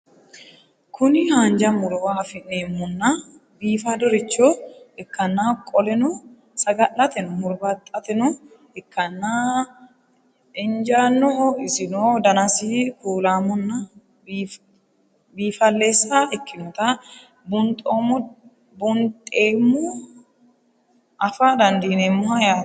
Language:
Sidamo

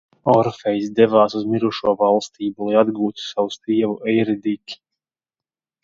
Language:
Latvian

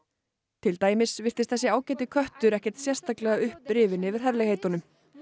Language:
Icelandic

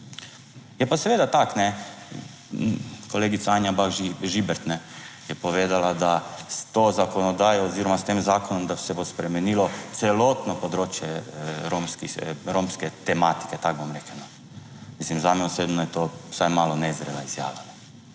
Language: Slovenian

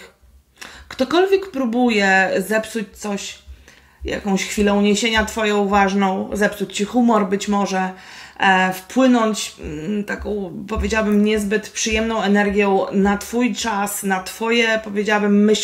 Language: Polish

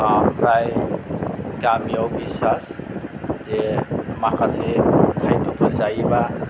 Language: Bodo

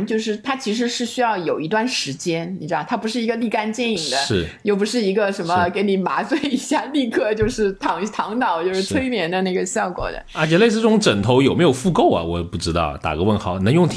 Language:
Chinese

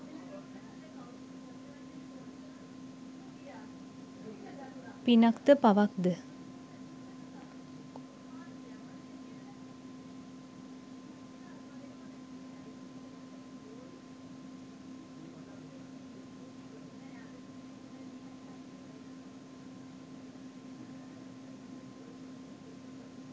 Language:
Sinhala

